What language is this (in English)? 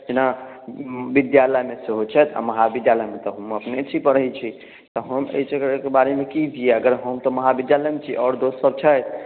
Maithili